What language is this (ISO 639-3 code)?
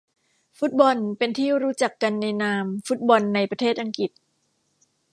tha